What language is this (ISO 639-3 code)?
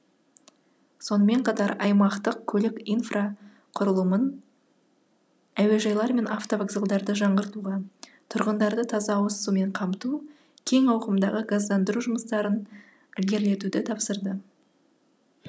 kaz